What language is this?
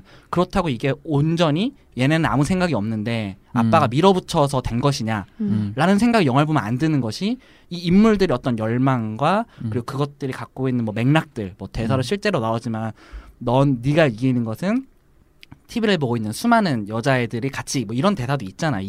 Korean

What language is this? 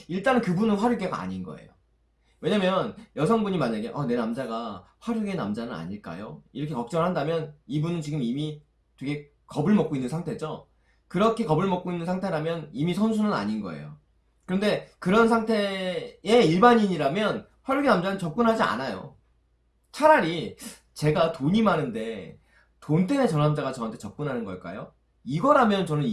Korean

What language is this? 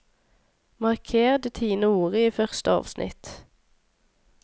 Norwegian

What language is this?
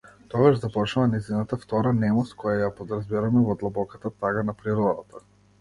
Macedonian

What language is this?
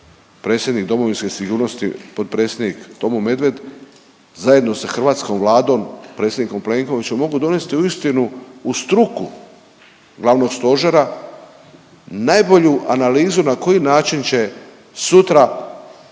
Croatian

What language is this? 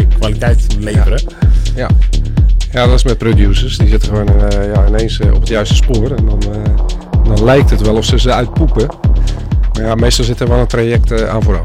Dutch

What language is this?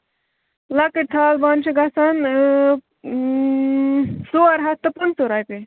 Kashmiri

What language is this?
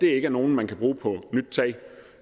Danish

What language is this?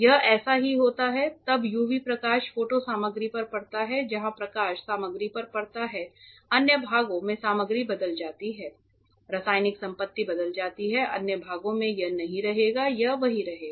Hindi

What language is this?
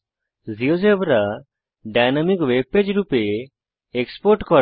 Bangla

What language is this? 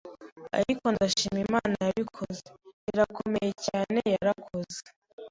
Kinyarwanda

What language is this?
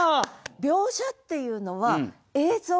Japanese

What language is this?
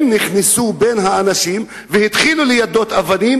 Hebrew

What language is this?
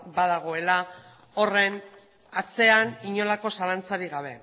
Basque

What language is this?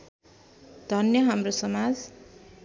Nepali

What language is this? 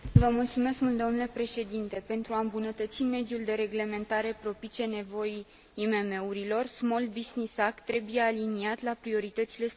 Romanian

